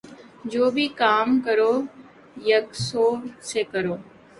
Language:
Urdu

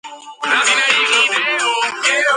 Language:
Georgian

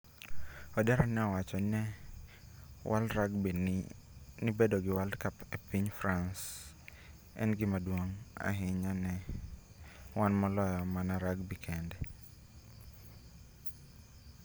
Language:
Luo (Kenya and Tanzania)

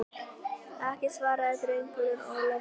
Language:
Icelandic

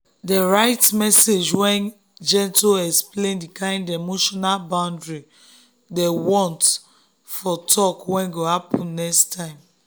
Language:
Nigerian Pidgin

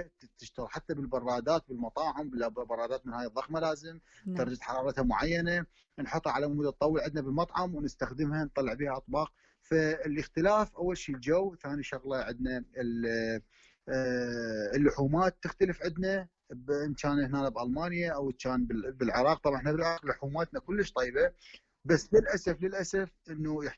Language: Arabic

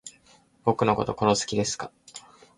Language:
Japanese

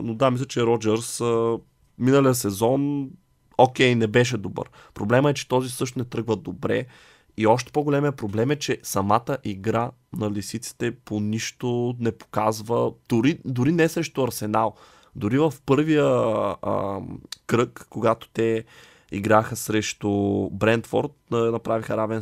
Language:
Bulgarian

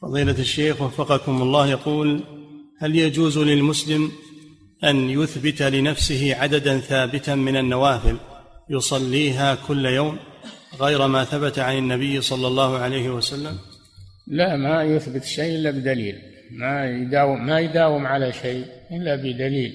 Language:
Arabic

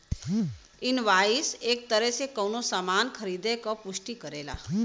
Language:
Bhojpuri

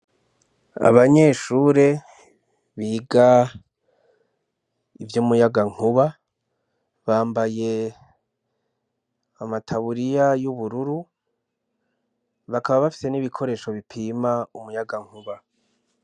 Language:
Rundi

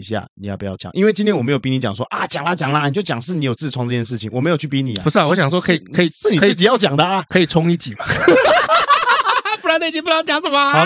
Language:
Chinese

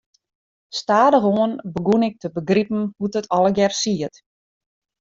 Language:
Western Frisian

